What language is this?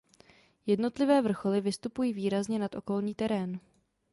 Czech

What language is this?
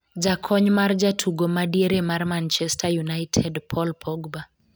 Luo (Kenya and Tanzania)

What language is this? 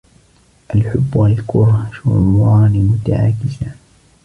Arabic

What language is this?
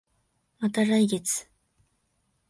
Japanese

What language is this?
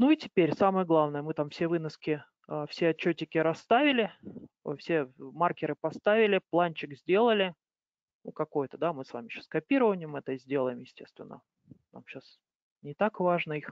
Russian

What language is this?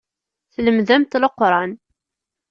Kabyle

